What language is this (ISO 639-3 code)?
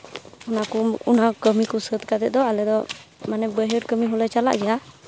sat